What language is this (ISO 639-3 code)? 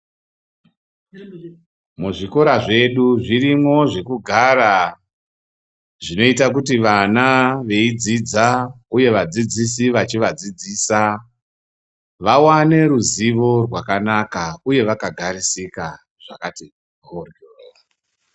ndc